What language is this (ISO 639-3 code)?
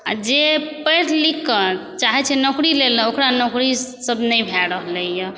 mai